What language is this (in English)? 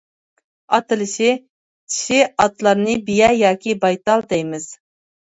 Uyghur